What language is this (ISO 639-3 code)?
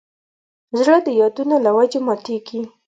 pus